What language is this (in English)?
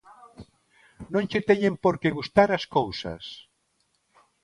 Galician